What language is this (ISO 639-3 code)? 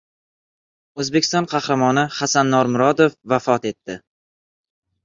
uzb